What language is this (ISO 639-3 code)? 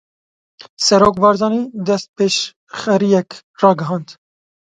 kur